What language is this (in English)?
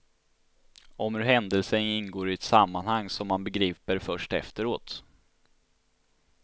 Swedish